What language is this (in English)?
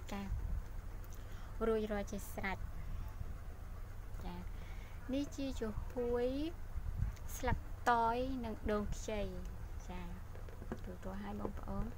Vietnamese